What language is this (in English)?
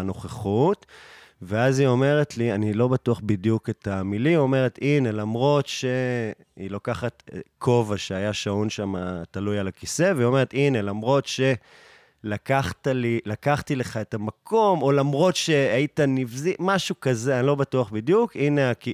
Hebrew